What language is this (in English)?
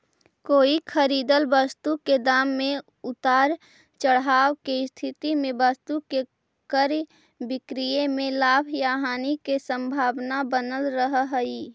Magahi